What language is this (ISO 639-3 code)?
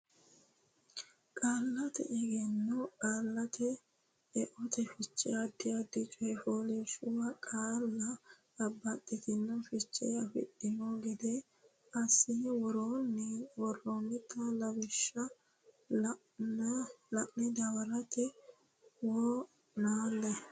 sid